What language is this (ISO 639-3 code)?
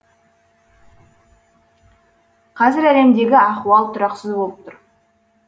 kaz